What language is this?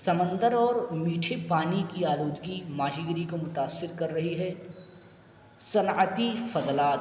Urdu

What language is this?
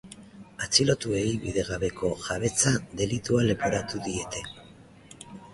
Basque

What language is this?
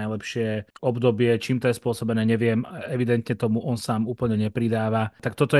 Slovak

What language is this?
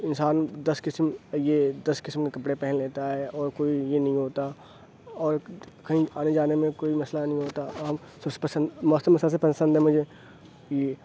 Urdu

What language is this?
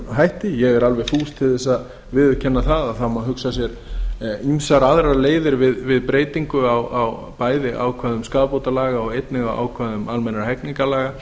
Icelandic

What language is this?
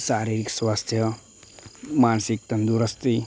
Gujarati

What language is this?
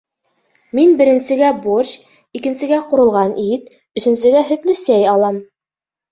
Bashkir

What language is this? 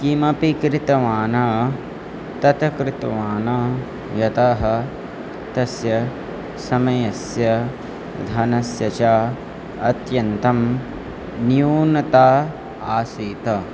Sanskrit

